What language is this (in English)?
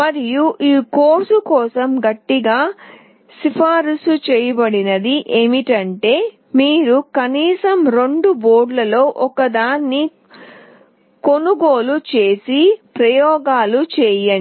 Telugu